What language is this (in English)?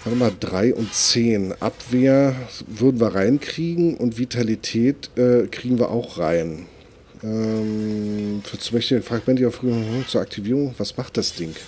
German